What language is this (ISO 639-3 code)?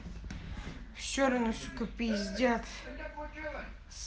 rus